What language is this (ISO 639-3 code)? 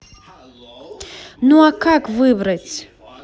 rus